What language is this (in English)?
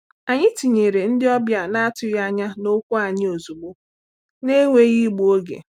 Igbo